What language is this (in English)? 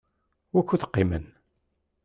Kabyle